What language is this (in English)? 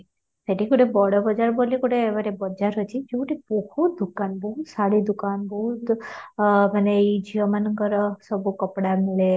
Odia